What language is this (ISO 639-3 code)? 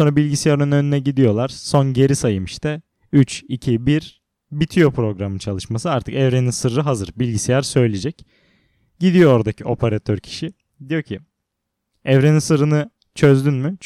tur